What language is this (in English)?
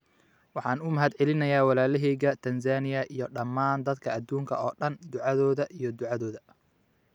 Somali